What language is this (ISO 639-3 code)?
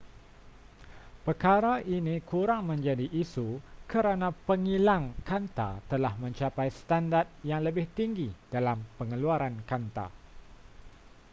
msa